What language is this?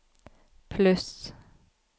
Norwegian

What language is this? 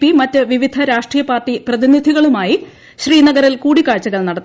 Malayalam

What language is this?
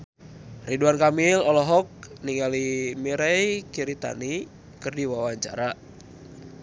Sundanese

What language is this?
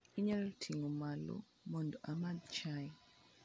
Luo (Kenya and Tanzania)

